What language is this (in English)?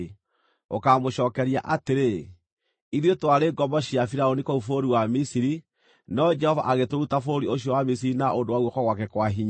Kikuyu